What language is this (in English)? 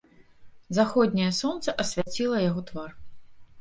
Belarusian